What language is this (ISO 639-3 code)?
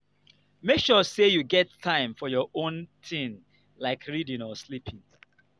pcm